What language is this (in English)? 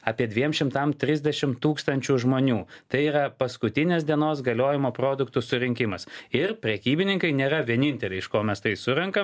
Lithuanian